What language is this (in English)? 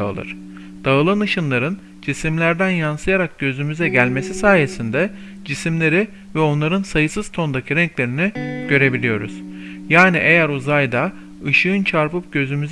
Turkish